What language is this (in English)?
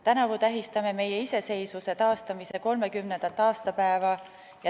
Estonian